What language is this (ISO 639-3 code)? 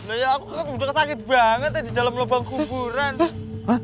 ind